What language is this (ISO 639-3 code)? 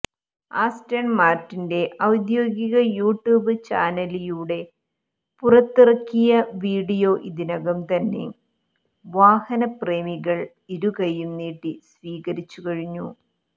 mal